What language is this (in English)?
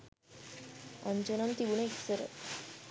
Sinhala